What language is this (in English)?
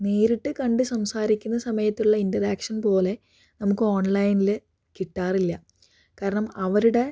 Malayalam